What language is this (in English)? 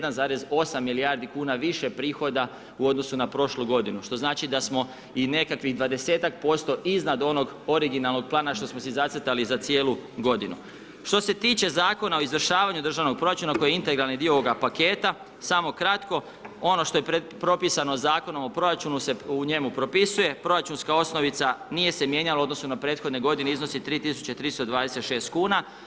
Croatian